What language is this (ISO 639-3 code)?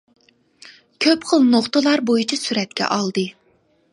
uig